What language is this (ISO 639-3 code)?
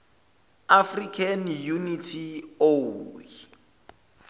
zul